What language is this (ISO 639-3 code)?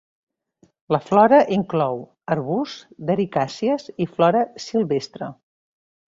cat